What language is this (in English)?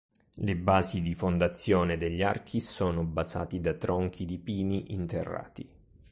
Italian